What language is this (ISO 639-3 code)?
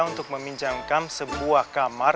ind